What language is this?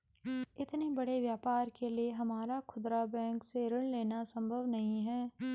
Hindi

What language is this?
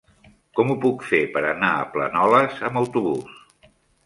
Catalan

